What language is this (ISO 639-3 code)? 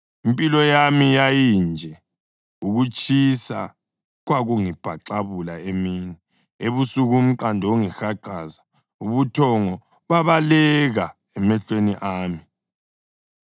nde